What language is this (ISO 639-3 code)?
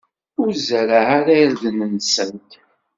kab